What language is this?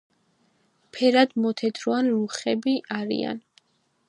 Georgian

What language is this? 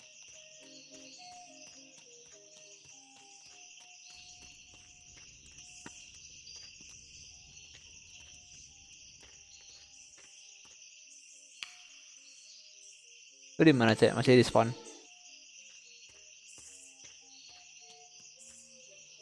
Indonesian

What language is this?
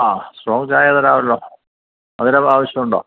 Malayalam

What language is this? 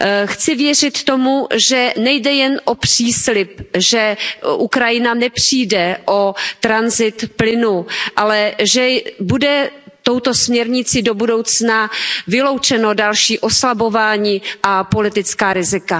Czech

